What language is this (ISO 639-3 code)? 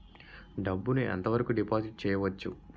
tel